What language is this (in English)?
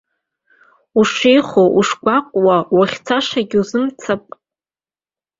Abkhazian